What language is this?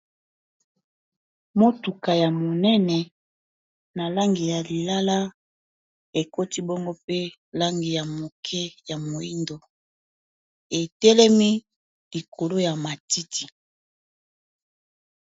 Lingala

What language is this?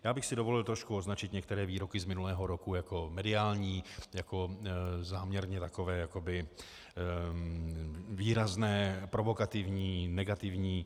Czech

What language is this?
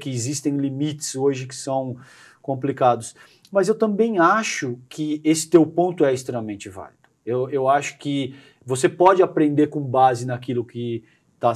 Portuguese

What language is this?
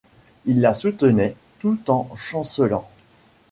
French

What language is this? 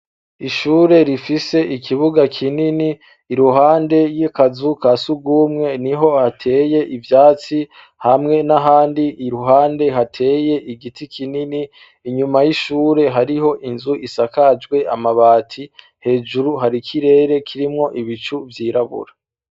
Rundi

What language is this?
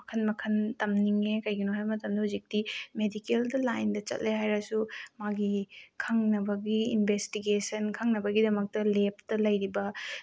Manipuri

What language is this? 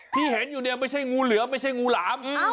Thai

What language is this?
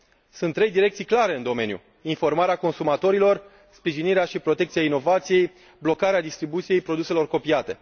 Romanian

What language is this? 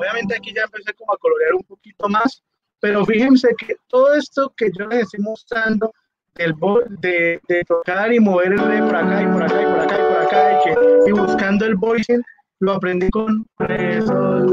Spanish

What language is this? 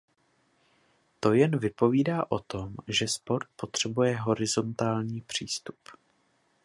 Czech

